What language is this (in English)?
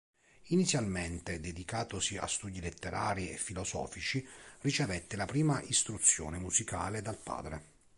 Italian